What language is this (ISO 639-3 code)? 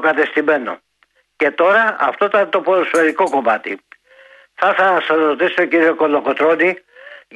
ell